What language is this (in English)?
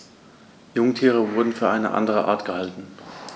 German